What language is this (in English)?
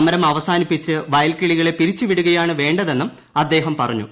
Malayalam